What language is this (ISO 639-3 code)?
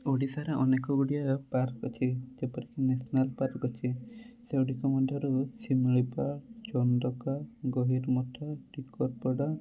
ori